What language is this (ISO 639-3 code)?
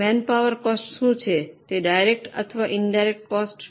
guj